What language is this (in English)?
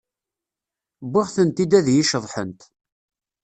Kabyle